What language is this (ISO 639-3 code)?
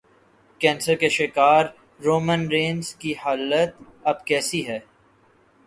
urd